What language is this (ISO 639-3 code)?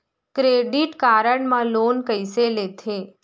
hne